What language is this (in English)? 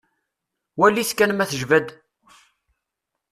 Kabyle